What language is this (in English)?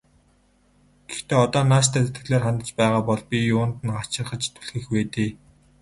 Mongolian